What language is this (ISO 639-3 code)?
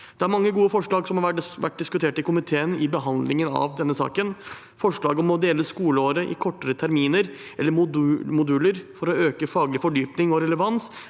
nor